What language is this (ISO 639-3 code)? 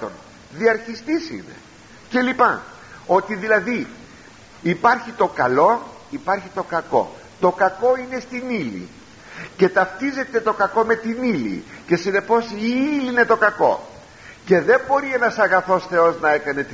ell